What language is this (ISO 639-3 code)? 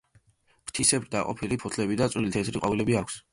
kat